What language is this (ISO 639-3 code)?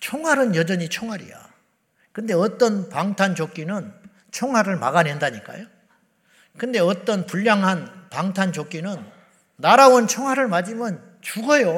kor